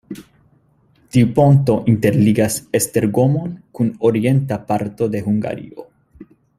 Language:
Esperanto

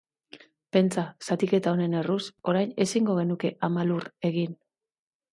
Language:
Basque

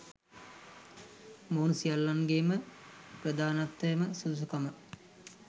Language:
Sinhala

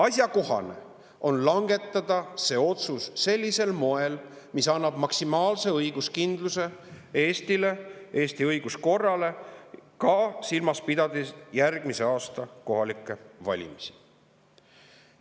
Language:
Estonian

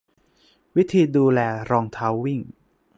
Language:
Thai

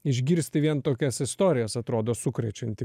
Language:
Lithuanian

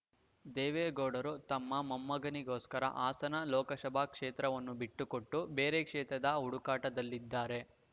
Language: Kannada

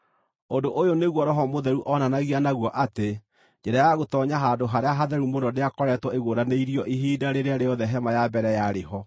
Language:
Kikuyu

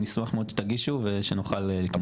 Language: Hebrew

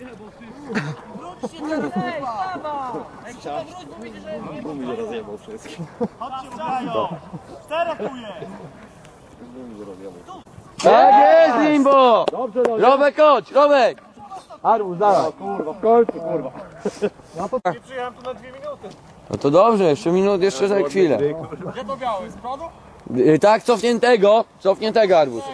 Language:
Polish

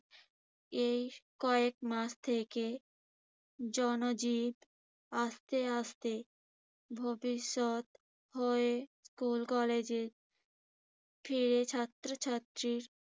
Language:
Bangla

